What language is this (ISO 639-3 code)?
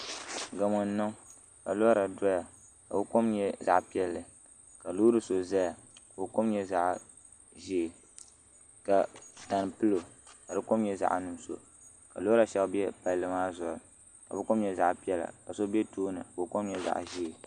dag